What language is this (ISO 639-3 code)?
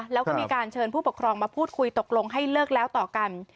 tha